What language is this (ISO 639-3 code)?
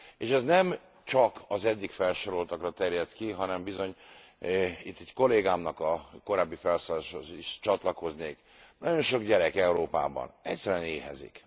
hun